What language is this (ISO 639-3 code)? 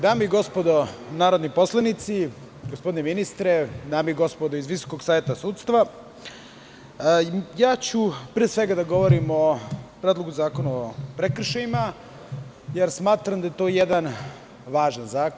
srp